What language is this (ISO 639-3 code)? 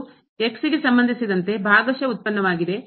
kan